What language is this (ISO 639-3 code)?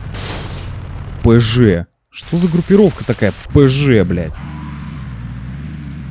rus